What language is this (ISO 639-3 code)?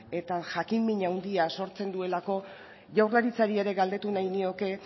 eus